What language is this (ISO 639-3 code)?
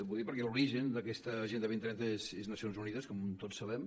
cat